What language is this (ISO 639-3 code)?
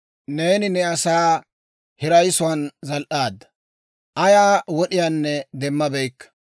dwr